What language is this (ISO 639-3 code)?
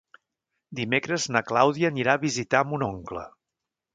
cat